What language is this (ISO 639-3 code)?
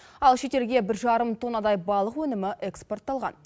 kaz